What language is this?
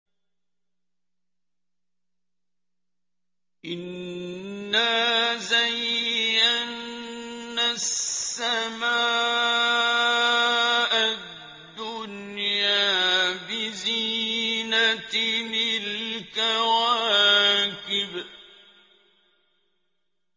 Arabic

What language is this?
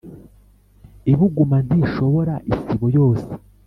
Kinyarwanda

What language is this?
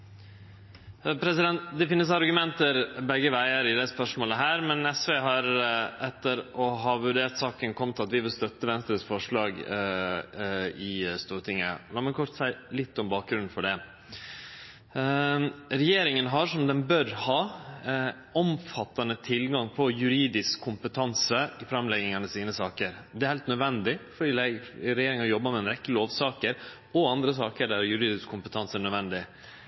Norwegian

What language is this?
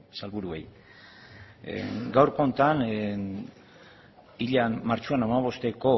Basque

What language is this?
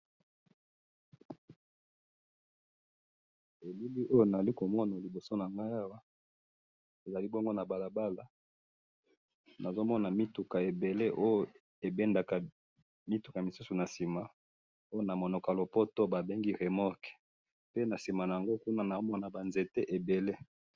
Lingala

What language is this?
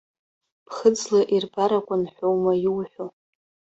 Abkhazian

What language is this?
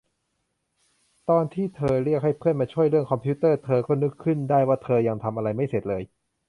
Thai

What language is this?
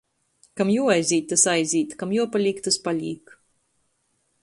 Latgalian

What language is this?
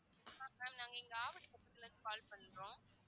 Tamil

